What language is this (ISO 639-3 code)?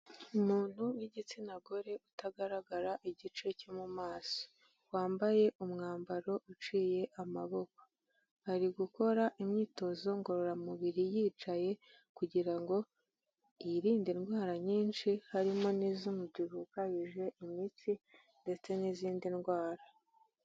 kin